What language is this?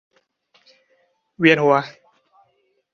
Thai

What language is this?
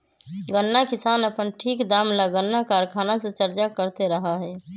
Magahi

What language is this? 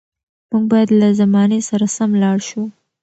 Pashto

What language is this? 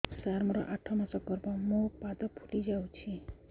Odia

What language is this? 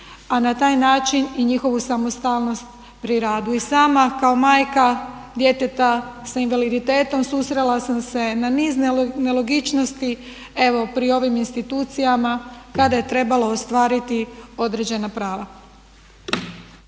Croatian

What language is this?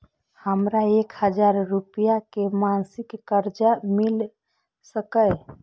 Maithili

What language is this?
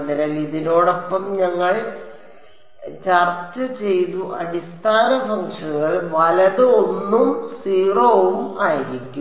Malayalam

